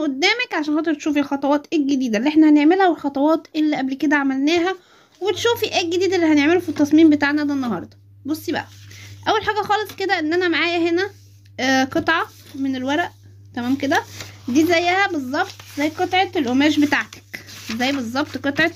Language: Arabic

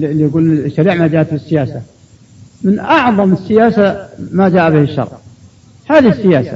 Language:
Arabic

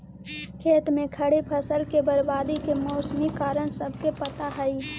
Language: Magahi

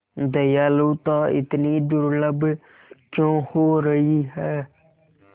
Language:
Hindi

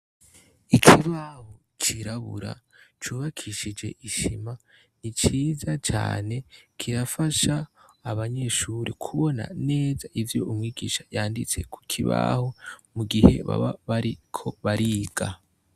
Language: Rundi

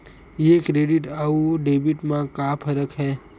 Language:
Chhattisgarhi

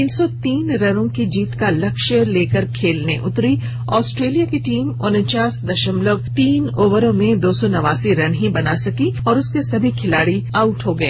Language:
Hindi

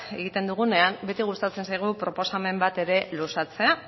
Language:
Basque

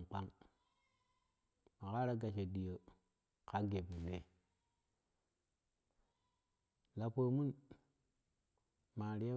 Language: Kushi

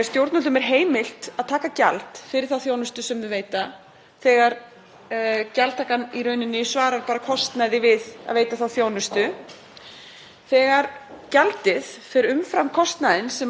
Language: Icelandic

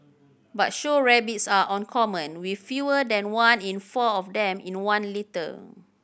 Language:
English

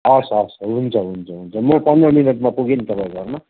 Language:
Nepali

